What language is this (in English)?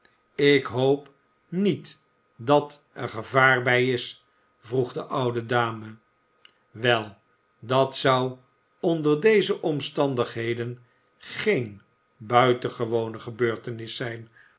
Dutch